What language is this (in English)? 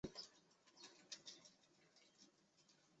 Chinese